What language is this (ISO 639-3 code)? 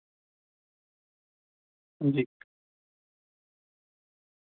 doi